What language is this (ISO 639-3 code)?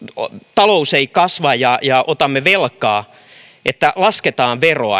fin